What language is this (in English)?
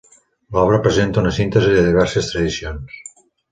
Catalan